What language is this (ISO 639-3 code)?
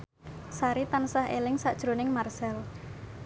jav